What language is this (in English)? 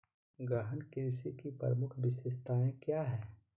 Magahi